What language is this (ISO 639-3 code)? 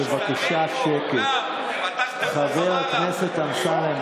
heb